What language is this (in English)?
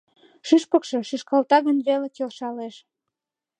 Mari